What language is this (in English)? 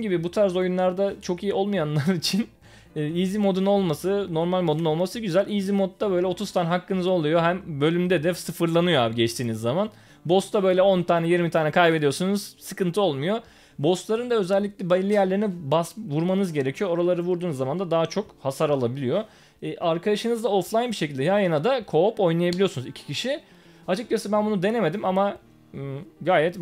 Turkish